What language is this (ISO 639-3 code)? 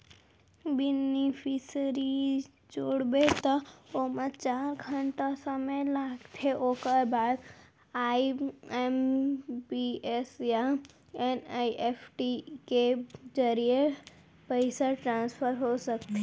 hne